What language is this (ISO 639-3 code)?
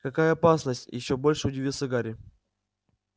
rus